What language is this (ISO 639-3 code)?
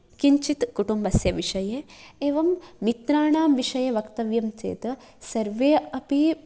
san